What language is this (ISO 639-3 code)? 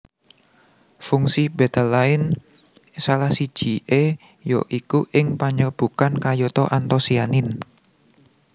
jav